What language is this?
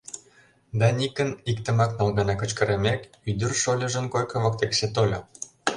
Mari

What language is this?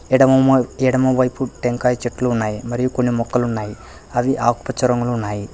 Telugu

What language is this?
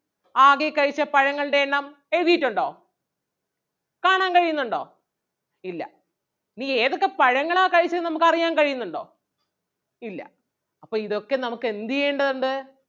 Malayalam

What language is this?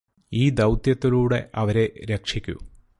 Malayalam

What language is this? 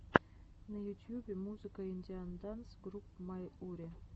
Russian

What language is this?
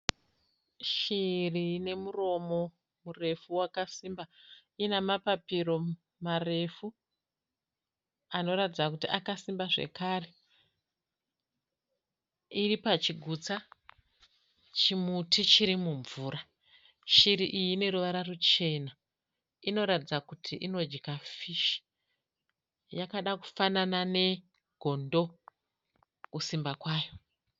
Shona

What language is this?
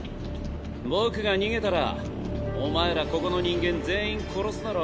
Japanese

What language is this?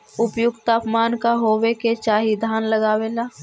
Magahi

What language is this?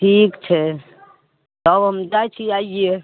Maithili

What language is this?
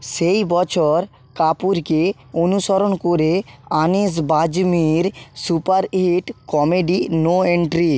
Bangla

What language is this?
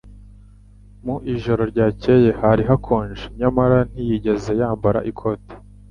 Kinyarwanda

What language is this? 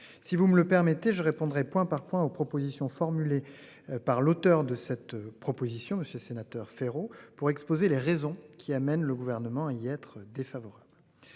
French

